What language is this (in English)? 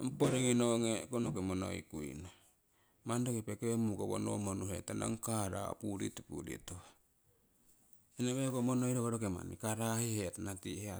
Siwai